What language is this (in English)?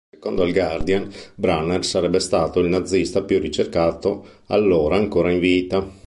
Italian